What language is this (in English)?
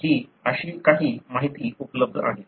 Marathi